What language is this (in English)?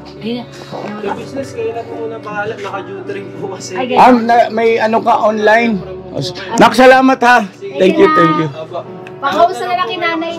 Filipino